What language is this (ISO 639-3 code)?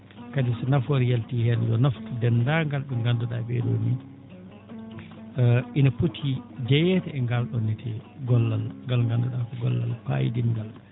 ful